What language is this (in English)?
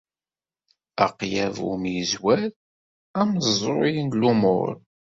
Kabyle